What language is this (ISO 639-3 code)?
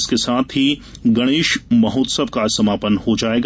hin